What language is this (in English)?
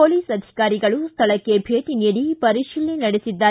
Kannada